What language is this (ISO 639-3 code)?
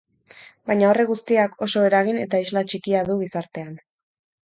eus